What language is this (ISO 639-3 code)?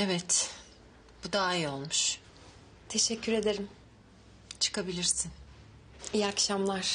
tur